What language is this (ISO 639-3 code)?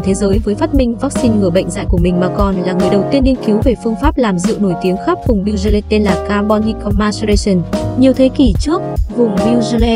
vie